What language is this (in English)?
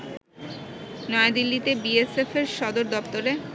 Bangla